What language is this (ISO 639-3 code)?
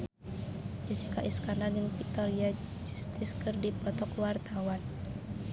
sun